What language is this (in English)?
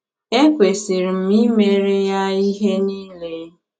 Igbo